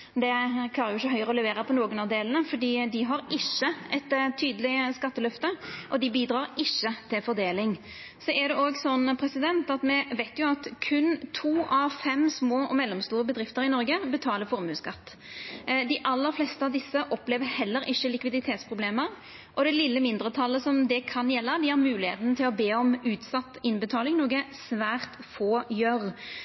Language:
Norwegian Nynorsk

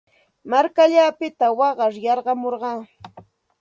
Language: Santa Ana de Tusi Pasco Quechua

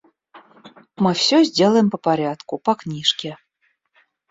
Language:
Russian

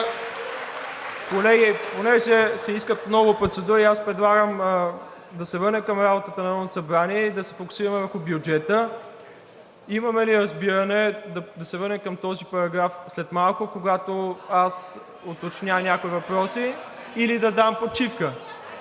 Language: Bulgarian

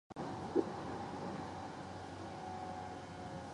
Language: Japanese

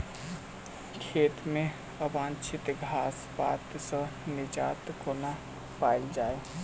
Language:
Maithili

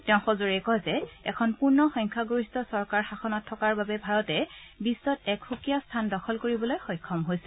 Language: Assamese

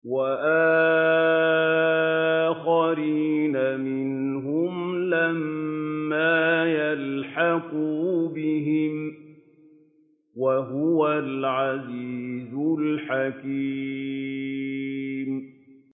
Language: Arabic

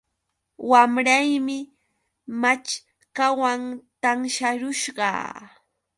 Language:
Yauyos Quechua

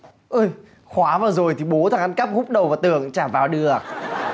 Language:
Vietnamese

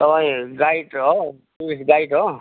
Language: Nepali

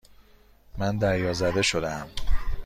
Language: Persian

